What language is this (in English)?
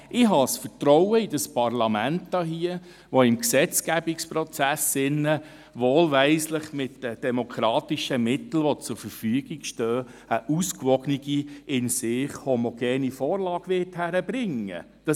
Swiss German